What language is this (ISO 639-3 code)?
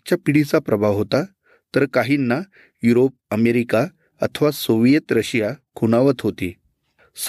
mar